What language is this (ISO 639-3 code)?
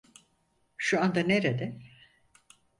tur